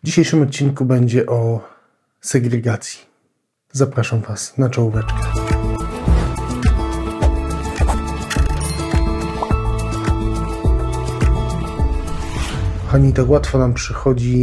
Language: Polish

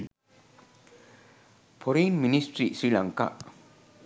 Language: Sinhala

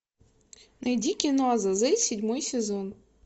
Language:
Russian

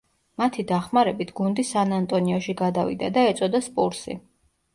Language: Georgian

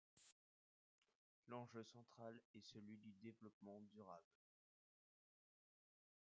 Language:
French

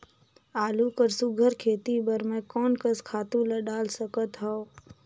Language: Chhattisgarhi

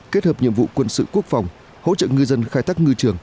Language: Vietnamese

